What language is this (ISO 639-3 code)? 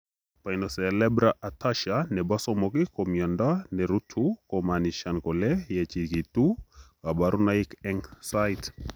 kln